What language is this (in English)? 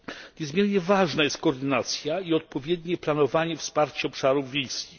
Polish